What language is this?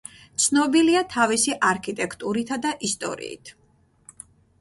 Georgian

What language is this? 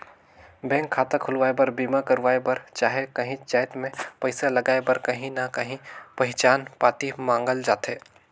Chhattisgarhi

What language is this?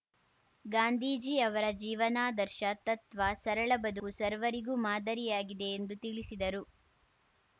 Kannada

